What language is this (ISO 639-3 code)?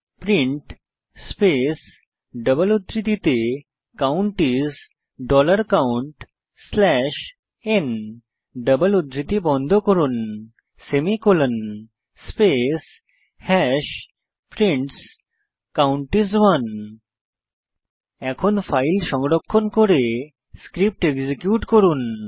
ben